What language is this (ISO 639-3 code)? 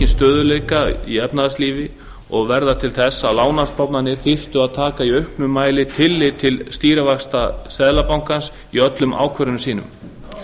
isl